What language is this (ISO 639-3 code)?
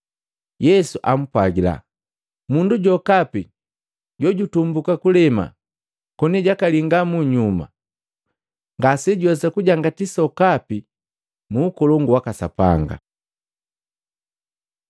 mgv